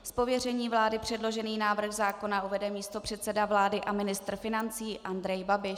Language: Czech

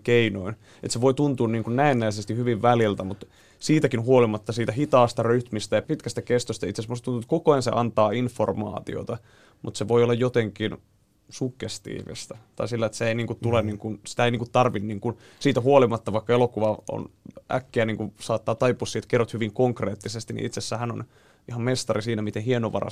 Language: Finnish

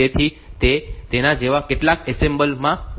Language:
Gujarati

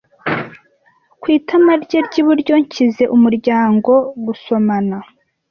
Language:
Kinyarwanda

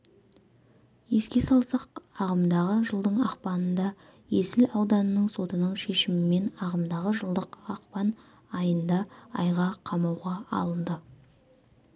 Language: Kazakh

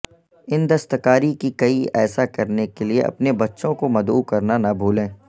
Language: Urdu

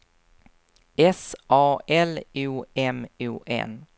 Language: Swedish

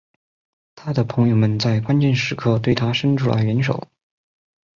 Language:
Chinese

